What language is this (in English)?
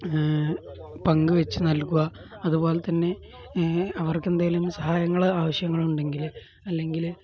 Malayalam